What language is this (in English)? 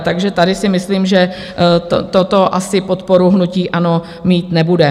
Czech